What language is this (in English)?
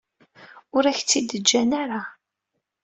Kabyle